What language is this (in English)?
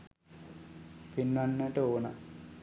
Sinhala